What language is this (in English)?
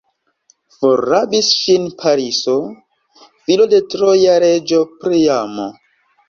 Esperanto